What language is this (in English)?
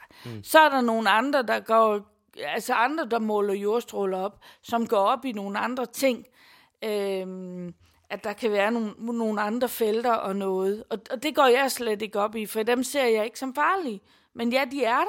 Danish